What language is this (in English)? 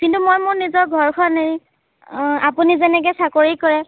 Assamese